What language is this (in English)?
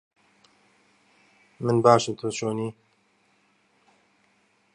Central Kurdish